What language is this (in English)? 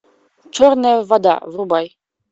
Russian